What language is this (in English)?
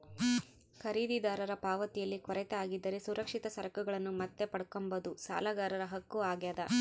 Kannada